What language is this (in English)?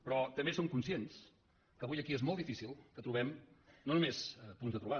Catalan